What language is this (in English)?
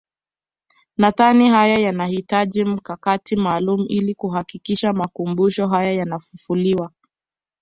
Swahili